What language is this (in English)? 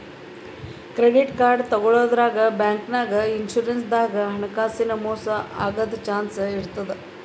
Kannada